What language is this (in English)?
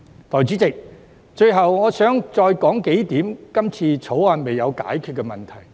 Cantonese